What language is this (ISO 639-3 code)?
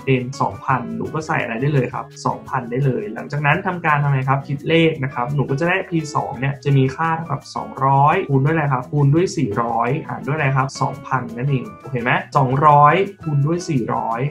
tha